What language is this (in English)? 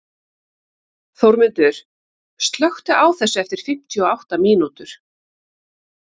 Icelandic